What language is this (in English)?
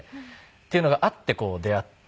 Japanese